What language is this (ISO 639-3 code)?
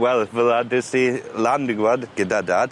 cym